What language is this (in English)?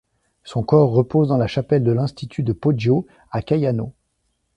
French